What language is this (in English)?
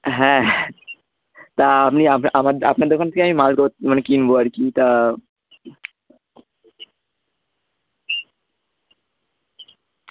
Bangla